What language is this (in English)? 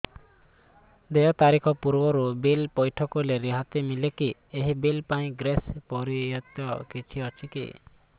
Odia